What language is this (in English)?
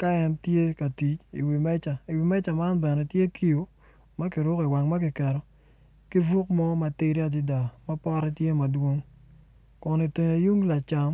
Acoli